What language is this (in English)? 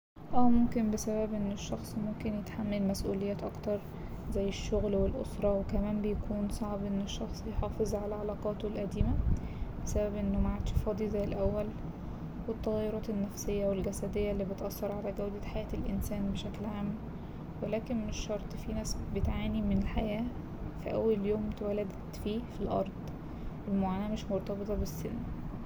Egyptian Arabic